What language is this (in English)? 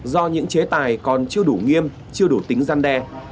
Vietnamese